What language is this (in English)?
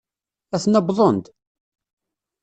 Kabyle